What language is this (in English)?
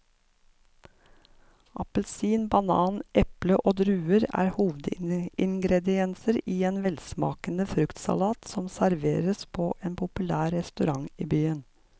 Norwegian